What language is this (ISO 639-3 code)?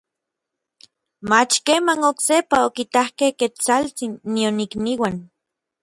nlv